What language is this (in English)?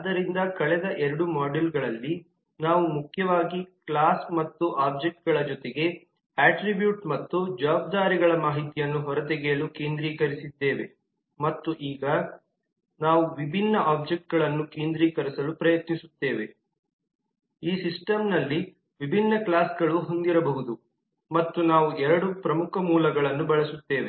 Kannada